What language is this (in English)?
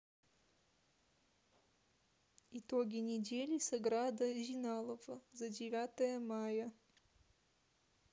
Russian